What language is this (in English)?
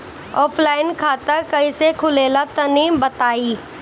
Bhojpuri